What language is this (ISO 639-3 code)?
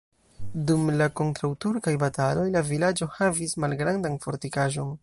epo